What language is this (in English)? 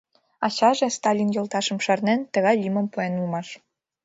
Mari